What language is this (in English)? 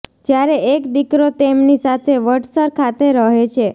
Gujarati